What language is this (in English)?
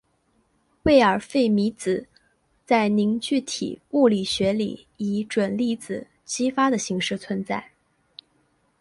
Chinese